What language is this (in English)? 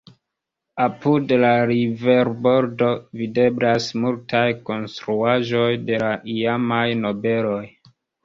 Esperanto